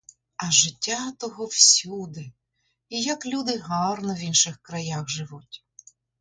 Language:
Ukrainian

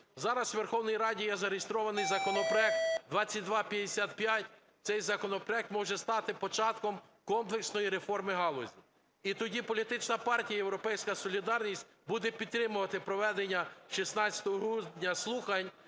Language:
Ukrainian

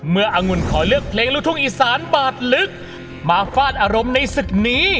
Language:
Thai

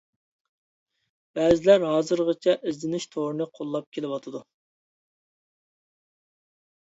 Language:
Uyghur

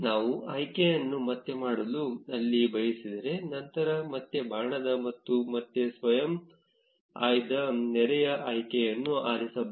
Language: Kannada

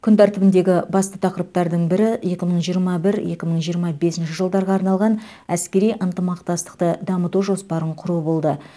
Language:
Kazakh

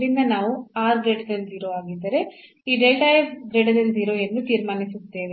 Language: Kannada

